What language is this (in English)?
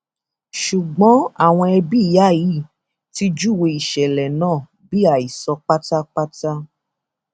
Yoruba